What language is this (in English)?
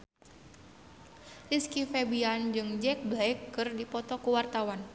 Sundanese